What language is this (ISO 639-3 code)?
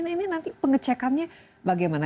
ind